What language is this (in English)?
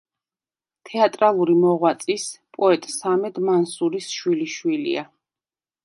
Georgian